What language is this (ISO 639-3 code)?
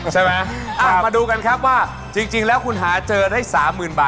tha